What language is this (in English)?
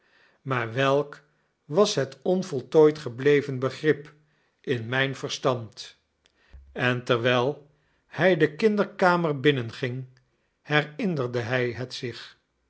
Dutch